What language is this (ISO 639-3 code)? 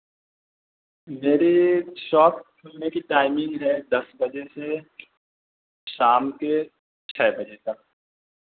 urd